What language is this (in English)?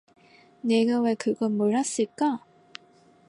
Korean